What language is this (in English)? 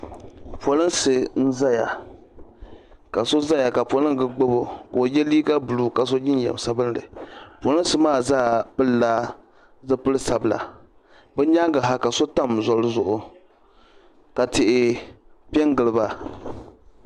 Dagbani